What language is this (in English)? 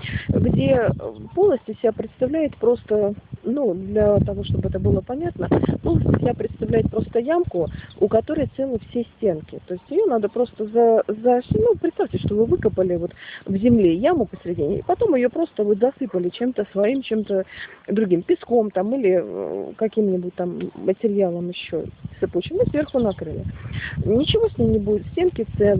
Russian